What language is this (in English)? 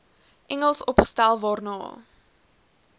Afrikaans